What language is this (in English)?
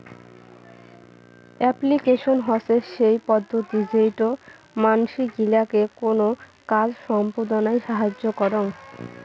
Bangla